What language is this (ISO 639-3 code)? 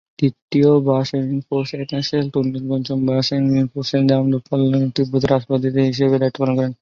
ben